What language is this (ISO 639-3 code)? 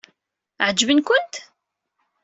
kab